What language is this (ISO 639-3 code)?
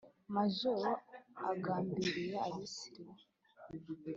kin